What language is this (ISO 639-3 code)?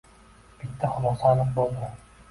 uzb